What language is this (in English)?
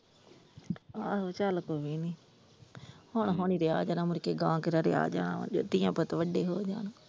Punjabi